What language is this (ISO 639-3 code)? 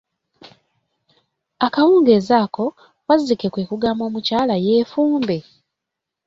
lug